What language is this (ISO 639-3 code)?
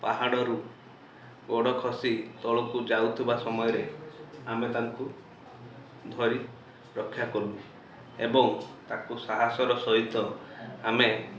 ori